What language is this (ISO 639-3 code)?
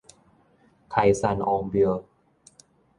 nan